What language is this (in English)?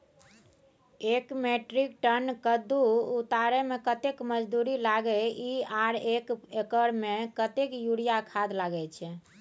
Maithili